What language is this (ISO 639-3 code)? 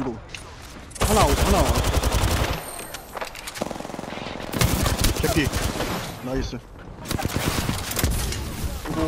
kor